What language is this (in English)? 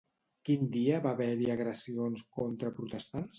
Catalan